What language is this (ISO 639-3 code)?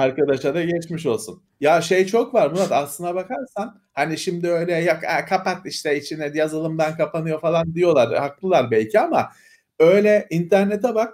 tur